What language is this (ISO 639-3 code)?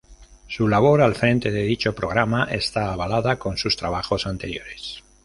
spa